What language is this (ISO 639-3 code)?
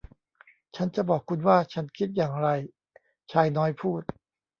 tha